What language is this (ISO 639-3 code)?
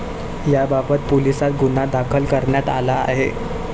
mar